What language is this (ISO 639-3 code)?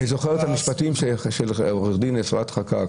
heb